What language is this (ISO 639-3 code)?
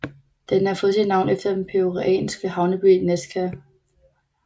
dan